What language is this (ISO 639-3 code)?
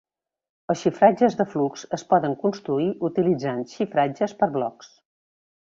cat